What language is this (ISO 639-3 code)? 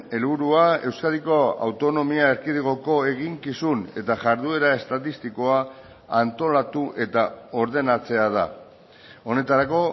eus